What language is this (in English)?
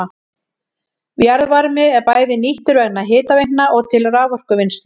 Icelandic